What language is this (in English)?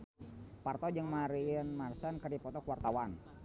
Sundanese